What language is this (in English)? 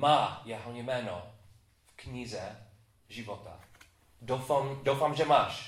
Czech